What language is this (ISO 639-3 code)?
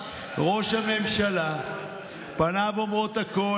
heb